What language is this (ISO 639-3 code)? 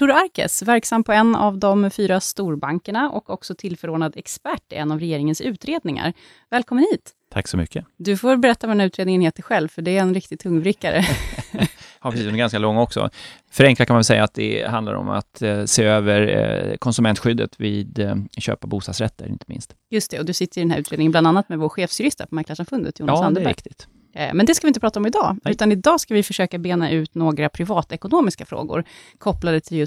swe